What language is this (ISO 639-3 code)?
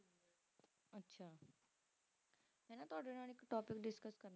pan